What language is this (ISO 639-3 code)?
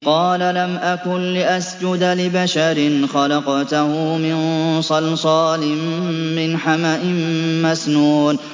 ara